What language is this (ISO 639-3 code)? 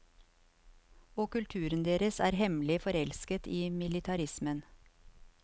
nor